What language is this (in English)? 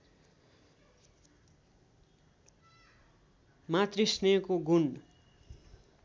Nepali